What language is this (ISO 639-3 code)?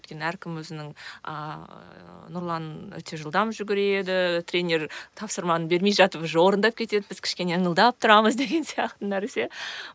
kaz